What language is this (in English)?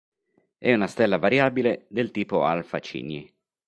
Italian